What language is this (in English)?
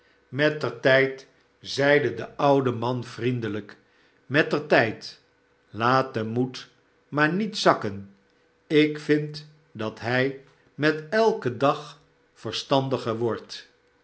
Dutch